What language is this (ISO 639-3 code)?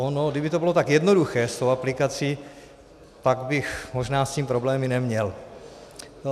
ces